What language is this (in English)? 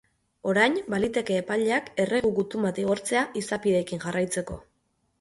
Basque